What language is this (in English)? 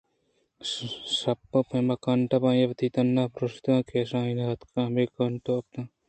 Eastern Balochi